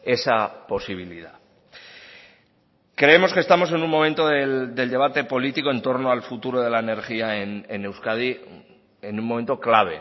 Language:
Spanish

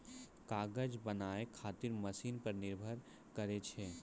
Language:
Maithili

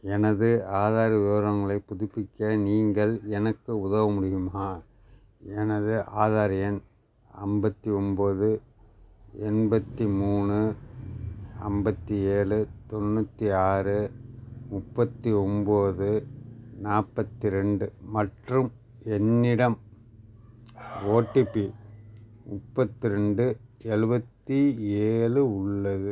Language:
Tamil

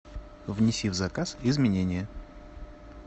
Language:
Russian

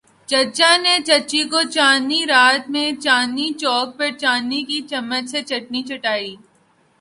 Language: Urdu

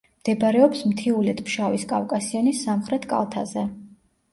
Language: Georgian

